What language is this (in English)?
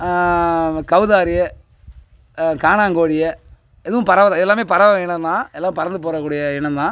Tamil